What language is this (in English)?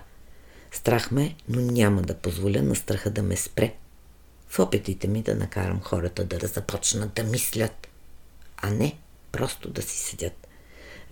Bulgarian